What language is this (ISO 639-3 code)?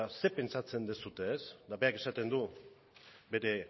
eus